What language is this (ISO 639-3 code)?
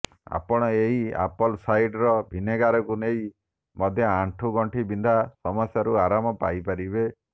ori